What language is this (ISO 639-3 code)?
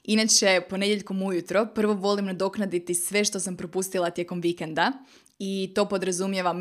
hrv